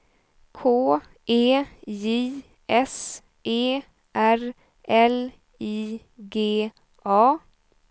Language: Swedish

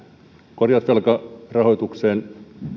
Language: Finnish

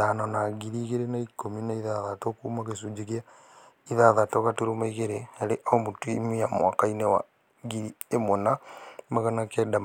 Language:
Kikuyu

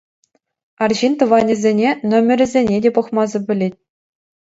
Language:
Chuvash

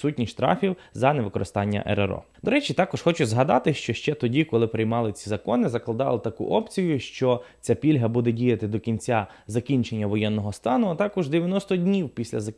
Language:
Ukrainian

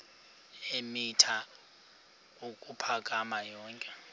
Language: Xhosa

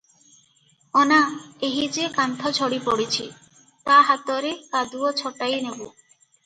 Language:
Odia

